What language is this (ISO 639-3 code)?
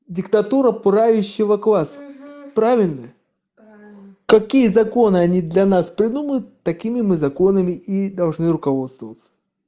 rus